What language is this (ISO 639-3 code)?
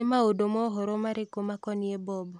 kik